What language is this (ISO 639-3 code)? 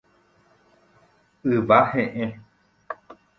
grn